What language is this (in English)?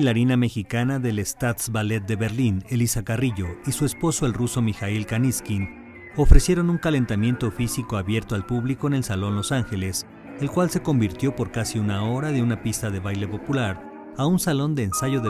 Spanish